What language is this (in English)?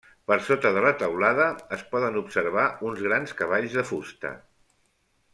Catalan